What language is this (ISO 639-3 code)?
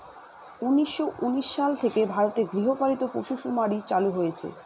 ben